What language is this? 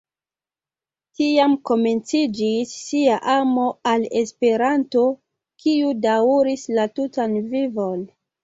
Esperanto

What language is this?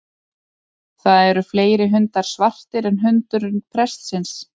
Icelandic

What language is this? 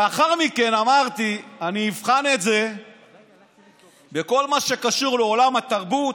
Hebrew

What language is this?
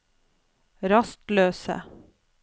Norwegian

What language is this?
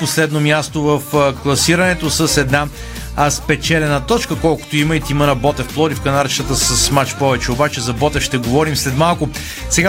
Bulgarian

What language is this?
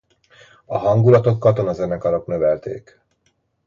Hungarian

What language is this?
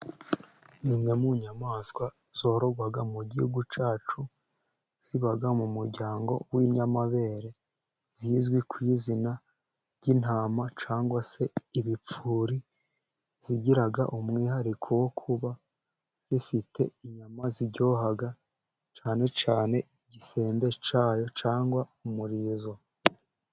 Kinyarwanda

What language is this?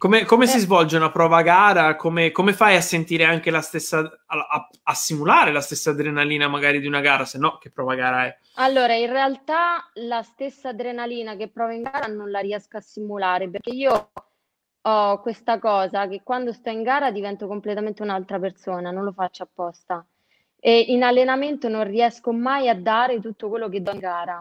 Italian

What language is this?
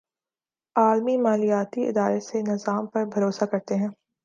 Urdu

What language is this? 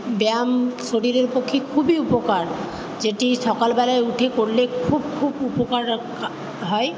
Bangla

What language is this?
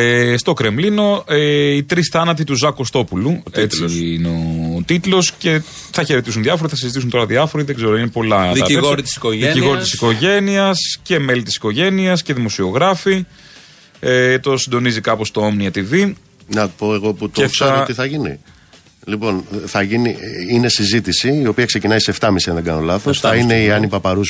Greek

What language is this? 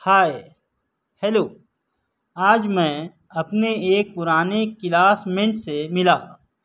Urdu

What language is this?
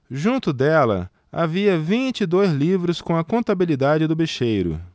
Portuguese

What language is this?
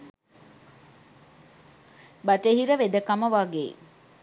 Sinhala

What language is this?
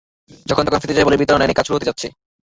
Bangla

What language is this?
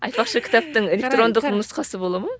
Kazakh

